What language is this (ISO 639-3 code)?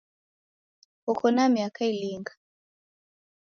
dav